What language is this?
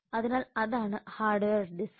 Malayalam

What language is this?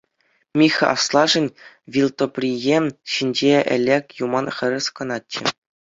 Chuvash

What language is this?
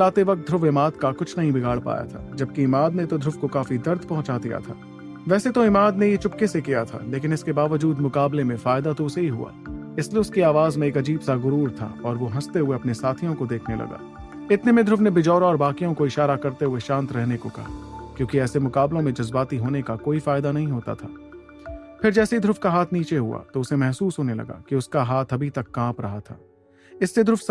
Hindi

